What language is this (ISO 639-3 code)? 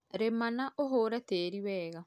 kik